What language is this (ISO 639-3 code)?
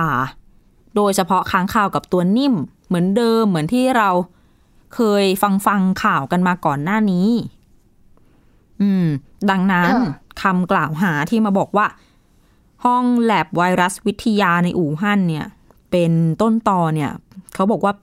tha